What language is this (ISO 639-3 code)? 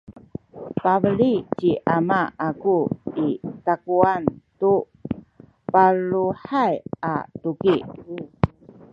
szy